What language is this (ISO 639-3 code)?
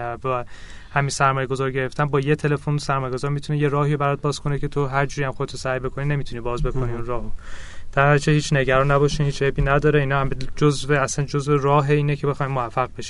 fas